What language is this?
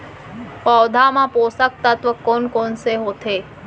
Chhattisgarhi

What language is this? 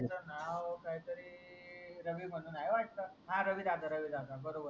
Marathi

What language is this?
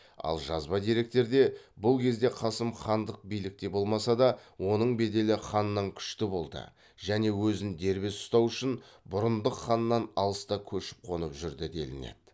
Kazakh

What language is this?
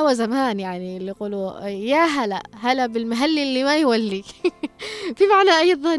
Arabic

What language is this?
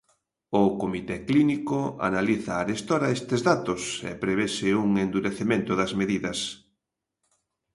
Galician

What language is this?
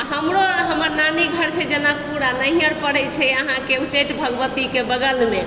Maithili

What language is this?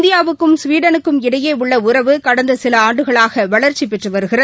Tamil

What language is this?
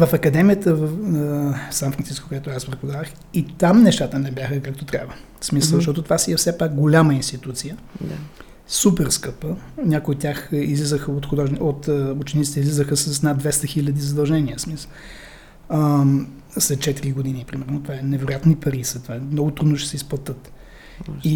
Bulgarian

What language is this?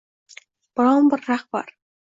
Uzbek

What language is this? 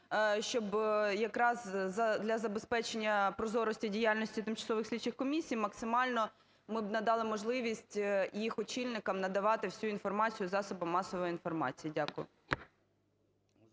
Ukrainian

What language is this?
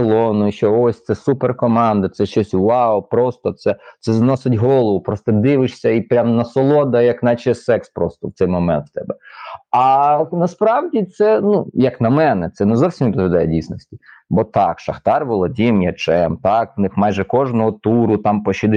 Ukrainian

